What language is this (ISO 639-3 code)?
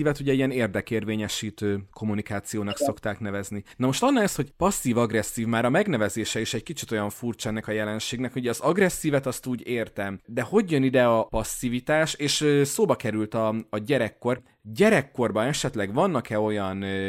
hun